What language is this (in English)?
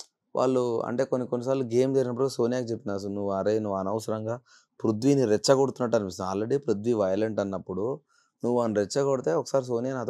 Telugu